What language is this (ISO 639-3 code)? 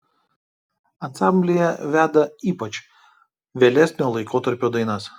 lit